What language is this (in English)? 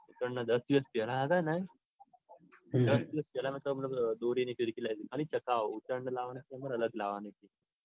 Gujarati